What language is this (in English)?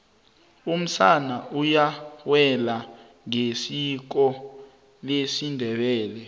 South Ndebele